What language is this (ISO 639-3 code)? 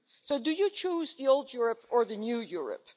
eng